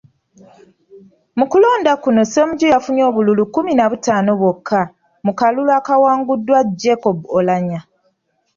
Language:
Ganda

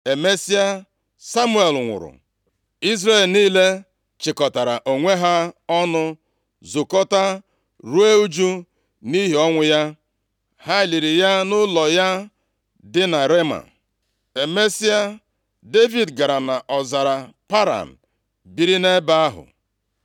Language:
Igbo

